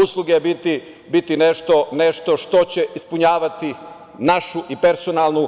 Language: Serbian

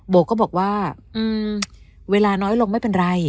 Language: Thai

